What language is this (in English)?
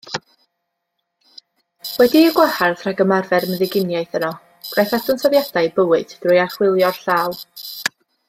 Welsh